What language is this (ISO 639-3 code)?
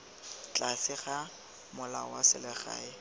tsn